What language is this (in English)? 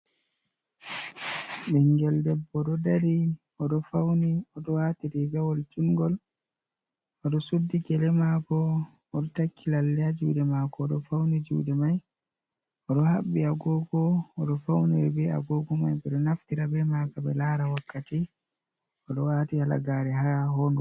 Fula